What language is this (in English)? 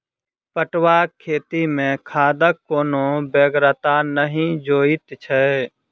Maithili